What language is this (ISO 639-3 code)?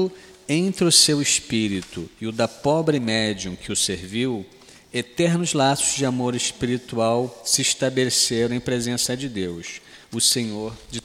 por